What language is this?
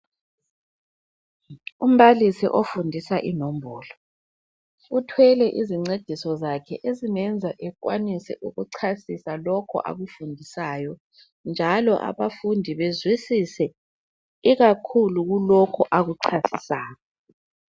North Ndebele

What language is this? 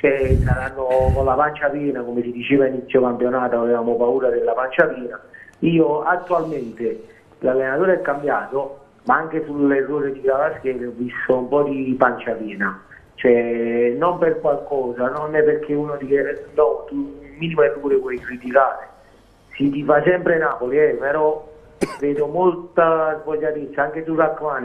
Italian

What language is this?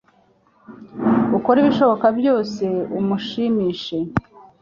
Kinyarwanda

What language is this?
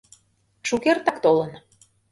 Mari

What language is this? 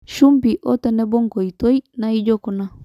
Masai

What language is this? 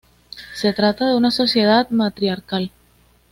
Spanish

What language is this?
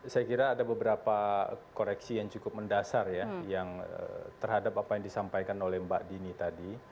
Indonesian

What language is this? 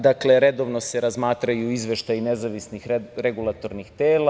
Serbian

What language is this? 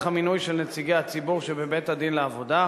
Hebrew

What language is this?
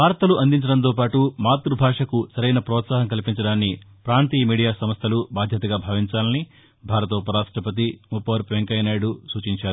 Telugu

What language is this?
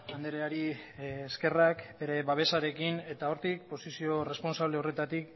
Basque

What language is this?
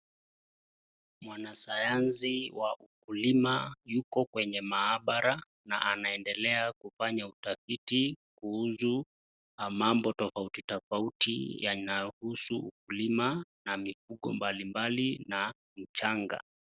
Swahili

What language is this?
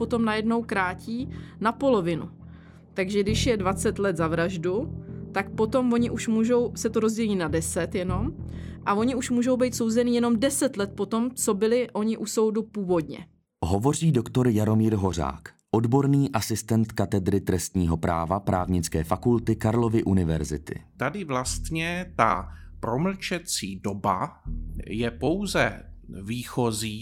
Czech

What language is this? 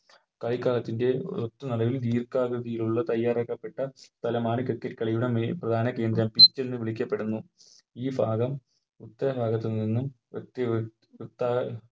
Malayalam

